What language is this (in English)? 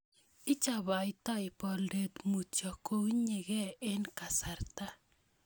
Kalenjin